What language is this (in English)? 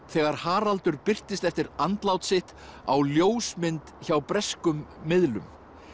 Icelandic